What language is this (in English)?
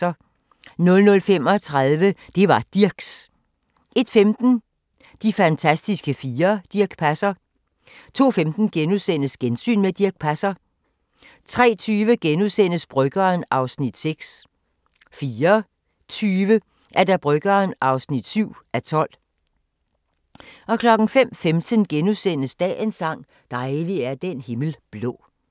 Danish